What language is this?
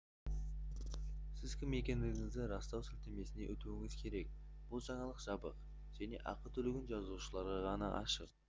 Kazakh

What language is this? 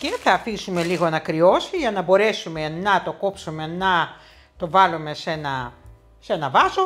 Greek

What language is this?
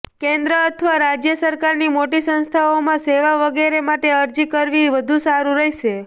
Gujarati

